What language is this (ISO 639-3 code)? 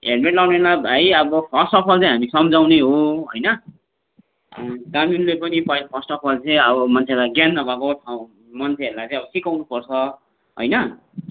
nep